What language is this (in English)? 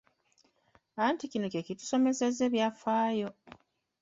Ganda